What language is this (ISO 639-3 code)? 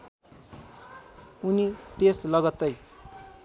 nep